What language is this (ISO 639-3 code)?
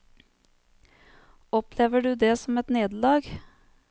nor